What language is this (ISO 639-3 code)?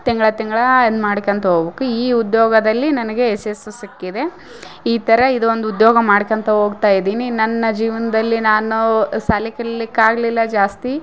kan